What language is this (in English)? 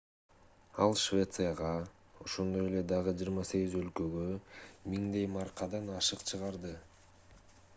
Kyrgyz